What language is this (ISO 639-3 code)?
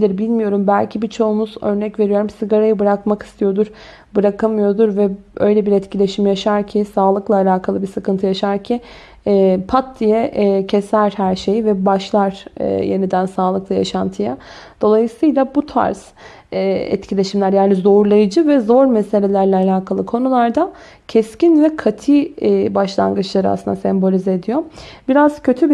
tur